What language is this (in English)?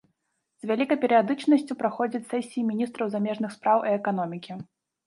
Belarusian